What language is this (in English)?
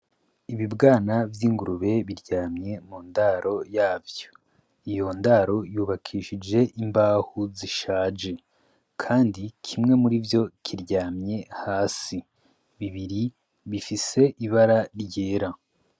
Rundi